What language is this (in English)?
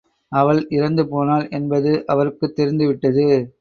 Tamil